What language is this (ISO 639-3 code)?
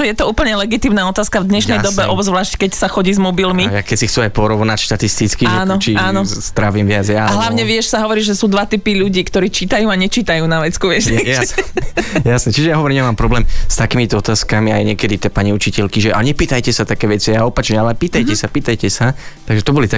slk